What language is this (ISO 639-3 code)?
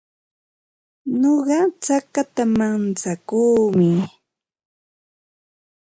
qva